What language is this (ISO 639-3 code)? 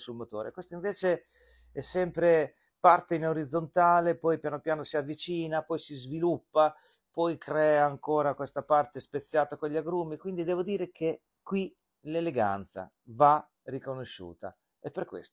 ita